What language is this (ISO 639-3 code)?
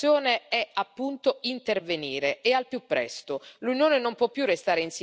ita